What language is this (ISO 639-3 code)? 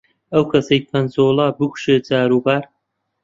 ckb